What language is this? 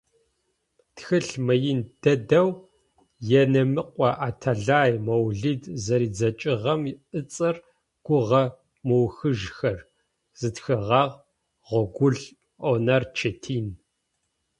Adyghe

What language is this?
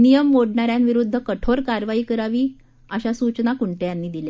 Marathi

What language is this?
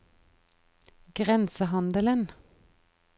Norwegian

